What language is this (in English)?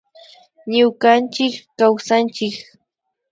Imbabura Highland Quichua